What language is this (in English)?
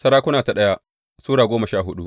Hausa